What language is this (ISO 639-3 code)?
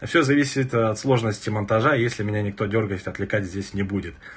rus